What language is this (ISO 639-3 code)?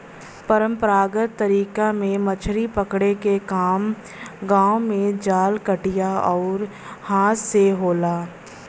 bho